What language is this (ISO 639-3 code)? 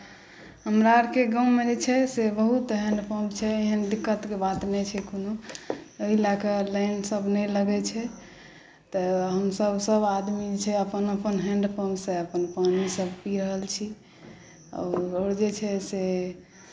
mai